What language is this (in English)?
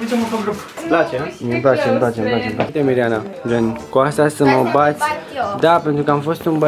Romanian